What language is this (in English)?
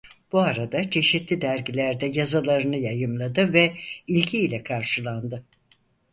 Turkish